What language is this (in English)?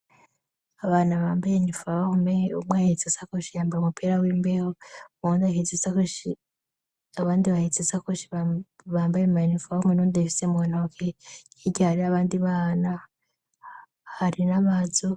Rundi